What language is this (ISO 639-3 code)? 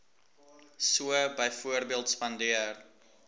afr